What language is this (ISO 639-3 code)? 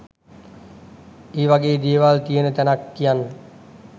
sin